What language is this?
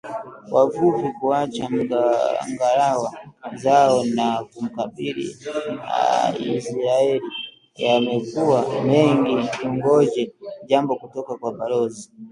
Swahili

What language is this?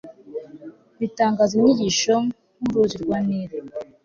Kinyarwanda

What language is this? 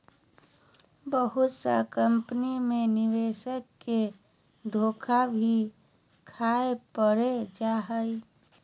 Magahi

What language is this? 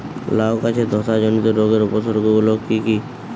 Bangla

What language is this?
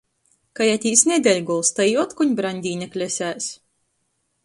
Latgalian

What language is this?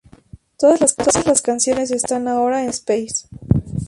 Spanish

